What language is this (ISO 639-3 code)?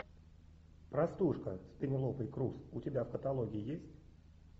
rus